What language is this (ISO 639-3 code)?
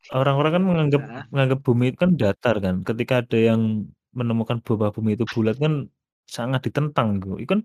ind